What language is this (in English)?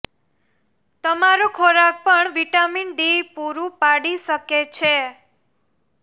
Gujarati